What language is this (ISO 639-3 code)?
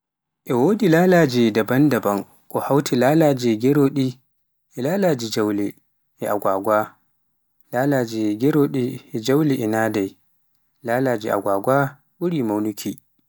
fuf